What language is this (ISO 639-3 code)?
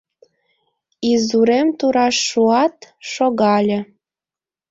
chm